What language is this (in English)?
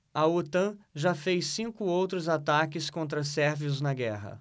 Portuguese